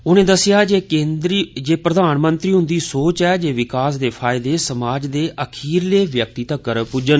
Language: Dogri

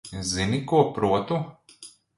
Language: Latvian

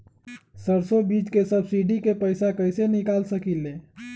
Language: Magahi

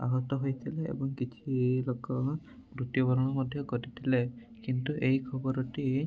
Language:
Odia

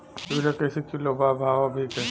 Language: Bhojpuri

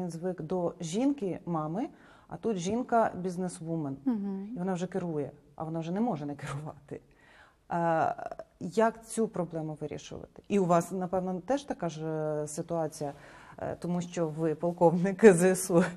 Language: Ukrainian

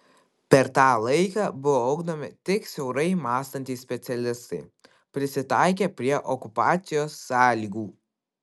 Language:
Lithuanian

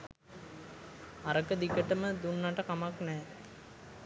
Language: Sinhala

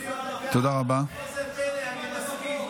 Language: Hebrew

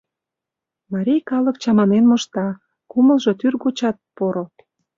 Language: Mari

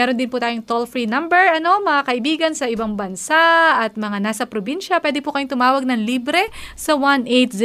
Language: Filipino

